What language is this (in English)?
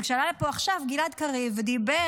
Hebrew